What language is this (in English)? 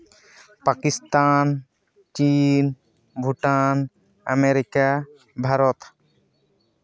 Santali